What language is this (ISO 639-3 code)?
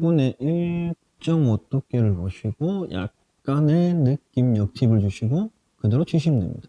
kor